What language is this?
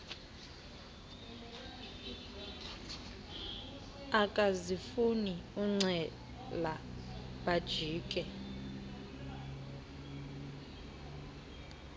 Xhosa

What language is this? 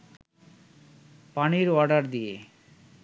Bangla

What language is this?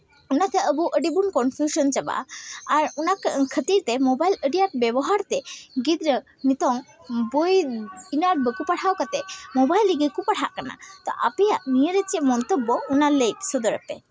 Santali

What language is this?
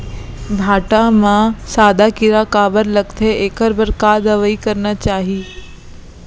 Chhattisgarhi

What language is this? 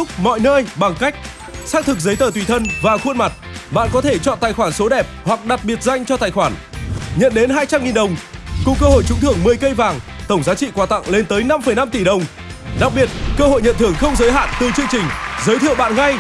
Vietnamese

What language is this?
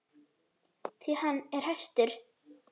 Icelandic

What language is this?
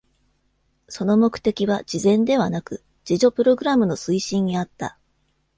Japanese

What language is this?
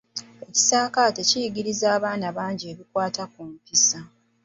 Ganda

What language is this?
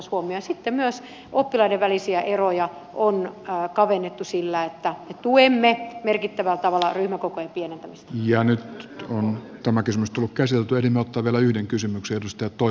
Finnish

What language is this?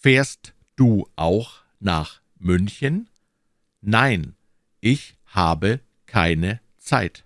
German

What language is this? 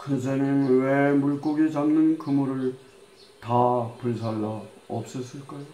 Korean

